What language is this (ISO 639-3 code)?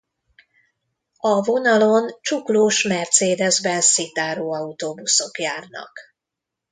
hun